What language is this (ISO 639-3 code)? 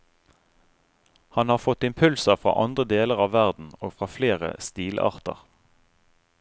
nor